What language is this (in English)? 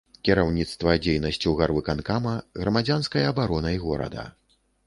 Belarusian